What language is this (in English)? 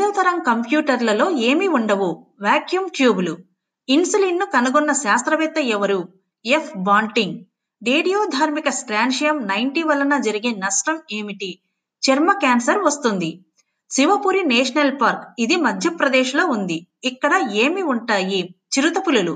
Telugu